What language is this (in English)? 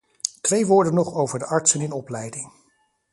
Dutch